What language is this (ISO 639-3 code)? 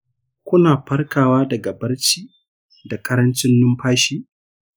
hau